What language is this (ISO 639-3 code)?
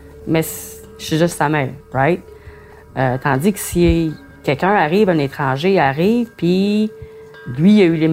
fra